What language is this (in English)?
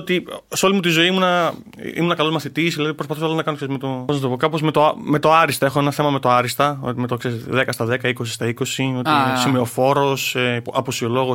Greek